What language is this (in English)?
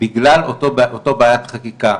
Hebrew